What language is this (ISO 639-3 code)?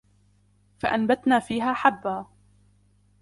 ara